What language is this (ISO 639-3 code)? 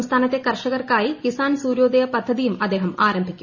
mal